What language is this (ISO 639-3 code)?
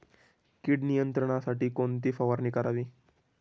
mar